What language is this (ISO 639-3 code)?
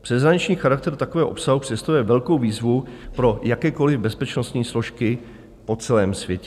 ces